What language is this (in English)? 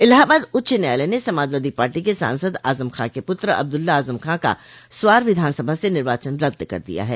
Hindi